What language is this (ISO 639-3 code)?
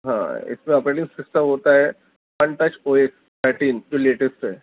urd